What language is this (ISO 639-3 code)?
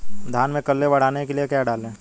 hin